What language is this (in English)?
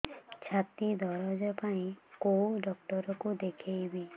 Odia